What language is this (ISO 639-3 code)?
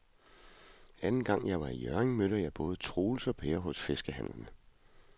dan